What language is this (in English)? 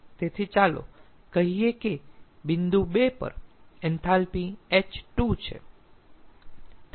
Gujarati